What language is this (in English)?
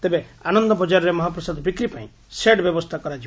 Odia